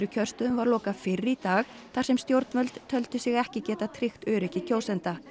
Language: Icelandic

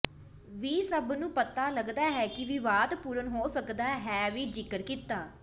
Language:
Punjabi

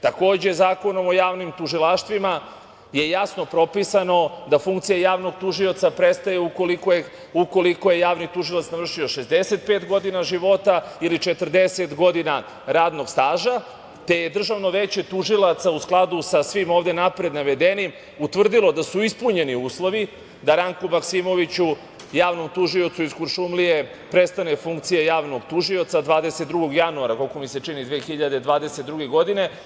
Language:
Serbian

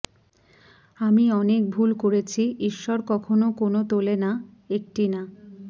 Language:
Bangla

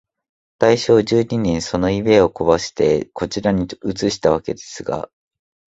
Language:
Japanese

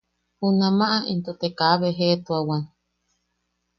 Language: Yaqui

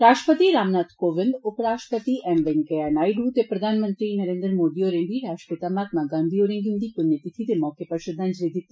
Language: Dogri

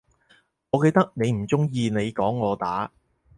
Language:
Cantonese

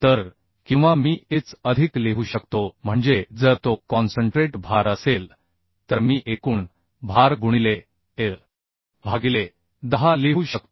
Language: Marathi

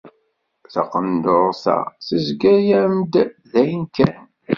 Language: Kabyle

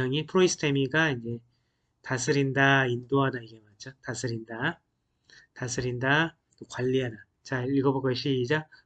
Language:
Korean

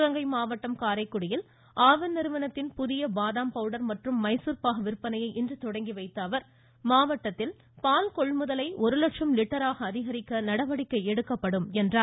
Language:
Tamil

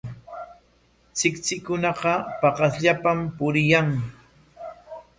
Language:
Corongo Ancash Quechua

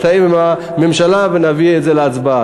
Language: Hebrew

